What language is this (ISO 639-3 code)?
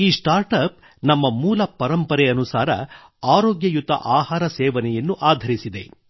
kan